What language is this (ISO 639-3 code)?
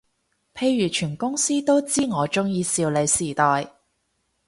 yue